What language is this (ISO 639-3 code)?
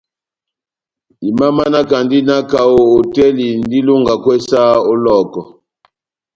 bnm